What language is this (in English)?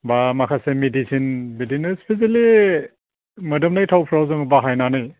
Bodo